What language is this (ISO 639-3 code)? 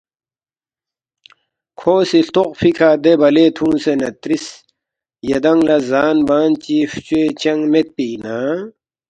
bft